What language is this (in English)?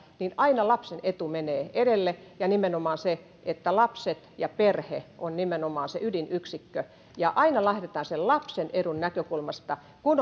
Finnish